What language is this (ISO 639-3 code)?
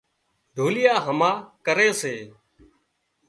kxp